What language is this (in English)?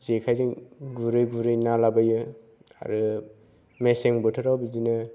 Bodo